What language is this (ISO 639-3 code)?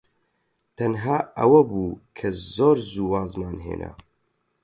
ckb